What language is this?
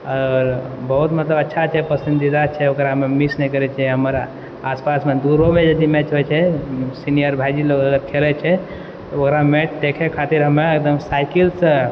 Maithili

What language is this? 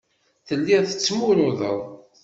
Kabyle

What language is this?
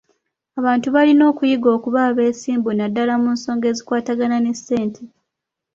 Ganda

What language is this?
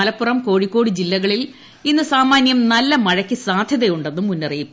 Malayalam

